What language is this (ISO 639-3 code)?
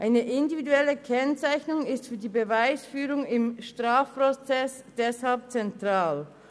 gsw